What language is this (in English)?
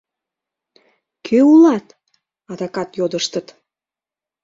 Mari